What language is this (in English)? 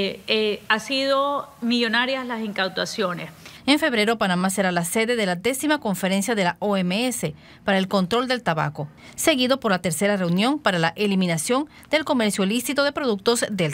Spanish